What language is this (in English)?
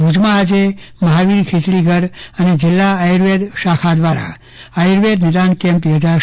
Gujarati